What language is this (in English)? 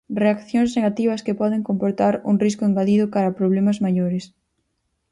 Galician